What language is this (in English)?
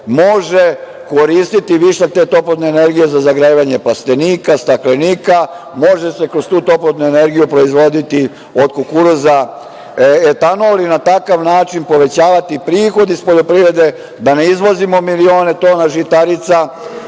Serbian